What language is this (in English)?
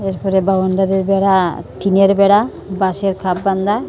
Bangla